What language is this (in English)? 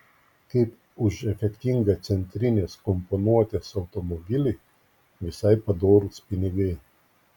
Lithuanian